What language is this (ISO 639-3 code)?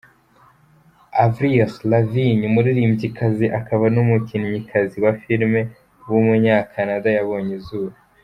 kin